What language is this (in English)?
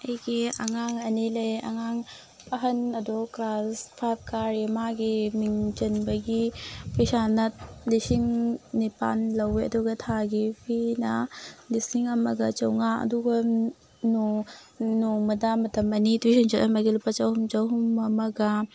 Manipuri